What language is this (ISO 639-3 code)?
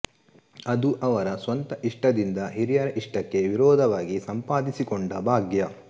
kan